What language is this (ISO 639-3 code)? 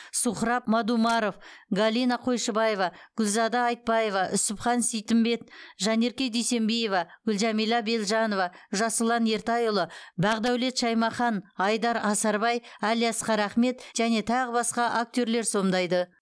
kaz